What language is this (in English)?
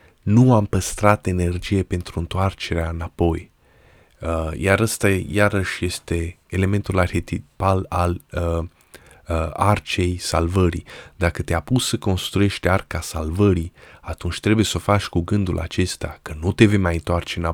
Romanian